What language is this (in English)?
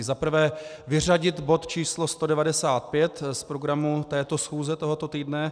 Czech